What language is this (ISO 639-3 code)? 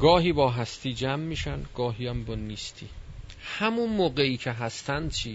fas